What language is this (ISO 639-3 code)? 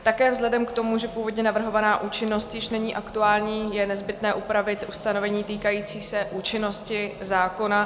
ces